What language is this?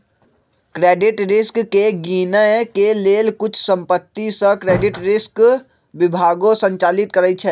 Magahi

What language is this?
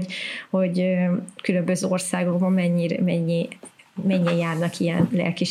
Hungarian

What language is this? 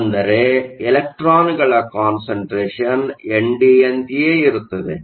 Kannada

